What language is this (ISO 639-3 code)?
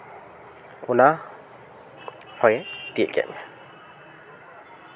sat